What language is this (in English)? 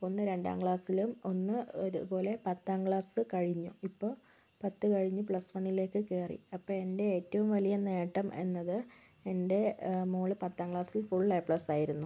Malayalam